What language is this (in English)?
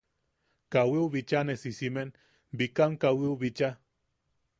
Yaqui